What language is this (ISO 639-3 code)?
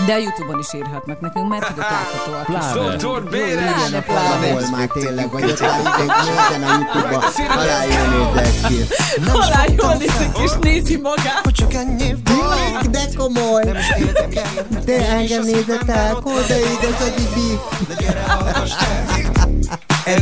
hun